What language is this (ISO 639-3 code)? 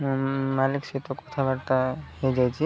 ori